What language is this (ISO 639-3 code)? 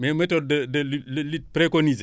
wol